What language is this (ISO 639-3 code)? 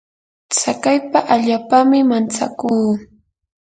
qur